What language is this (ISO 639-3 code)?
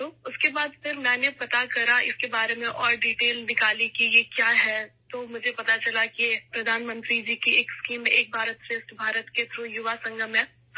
urd